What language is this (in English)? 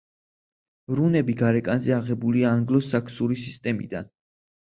Georgian